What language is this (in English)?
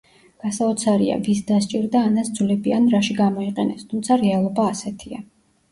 Georgian